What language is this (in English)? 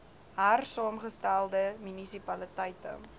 Afrikaans